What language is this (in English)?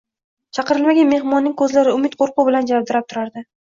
Uzbek